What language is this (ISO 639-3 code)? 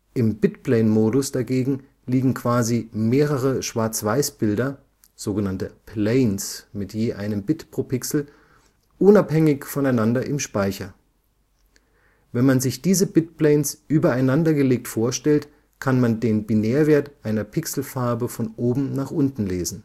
deu